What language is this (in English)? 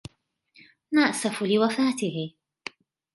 Arabic